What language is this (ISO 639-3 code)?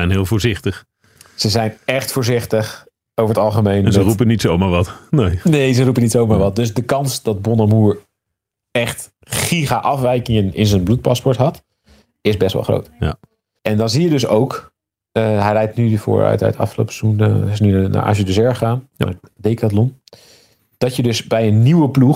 nld